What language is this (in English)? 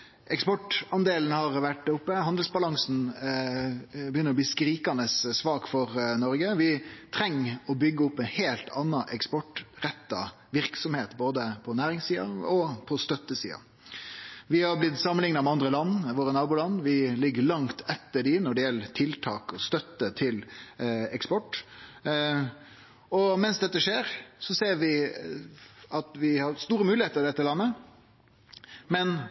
Norwegian Nynorsk